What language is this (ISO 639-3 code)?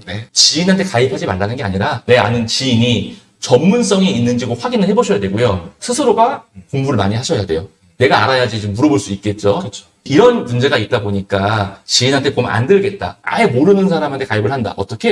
kor